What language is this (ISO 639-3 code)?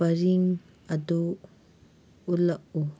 mni